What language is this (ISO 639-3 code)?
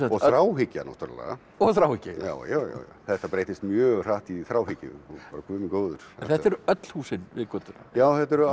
isl